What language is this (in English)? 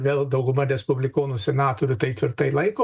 Lithuanian